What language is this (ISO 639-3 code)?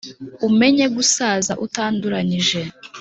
kin